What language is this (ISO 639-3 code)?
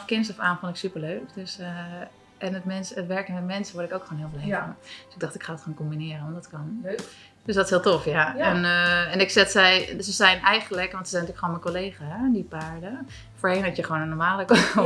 nld